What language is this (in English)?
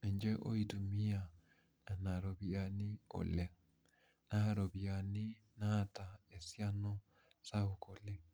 Masai